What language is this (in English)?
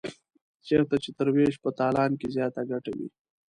Pashto